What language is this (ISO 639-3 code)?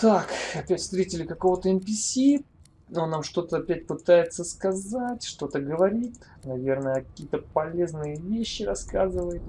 rus